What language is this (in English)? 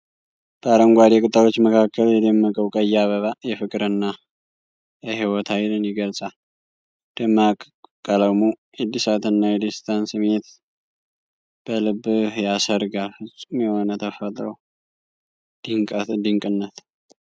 Amharic